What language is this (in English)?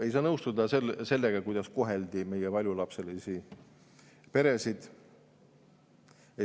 Estonian